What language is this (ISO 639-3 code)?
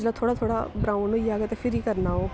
doi